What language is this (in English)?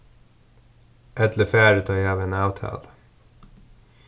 Faroese